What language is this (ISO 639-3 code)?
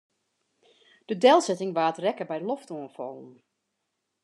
fry